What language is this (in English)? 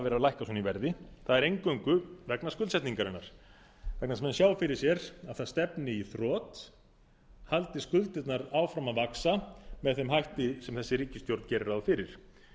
Icelandic